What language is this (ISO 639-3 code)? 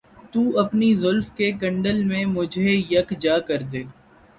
urd